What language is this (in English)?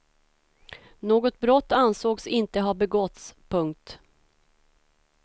Swedish